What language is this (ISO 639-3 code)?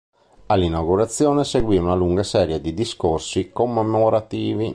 ita